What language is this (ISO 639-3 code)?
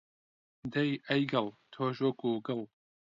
ckb